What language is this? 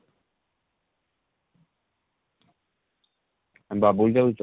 Odia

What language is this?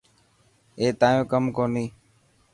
Dhatki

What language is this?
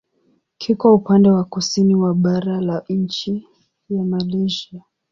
Swahili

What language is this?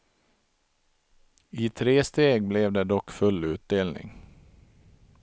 Swedish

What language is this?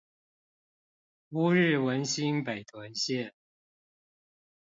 Chinese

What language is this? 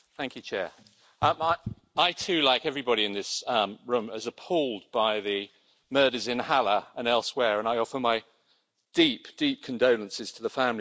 English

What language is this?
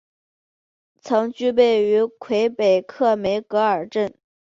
Chinese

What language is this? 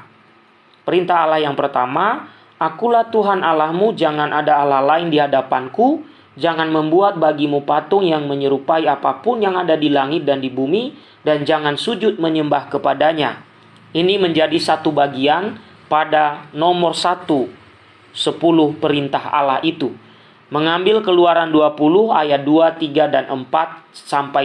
Indonesian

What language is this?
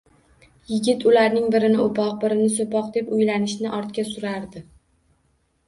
Uzbek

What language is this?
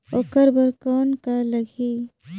Chhattisgarhi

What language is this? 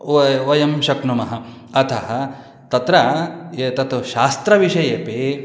Sanskrit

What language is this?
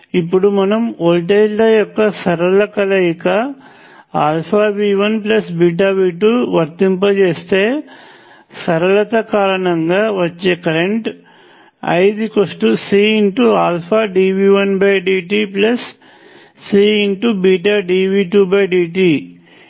Telugu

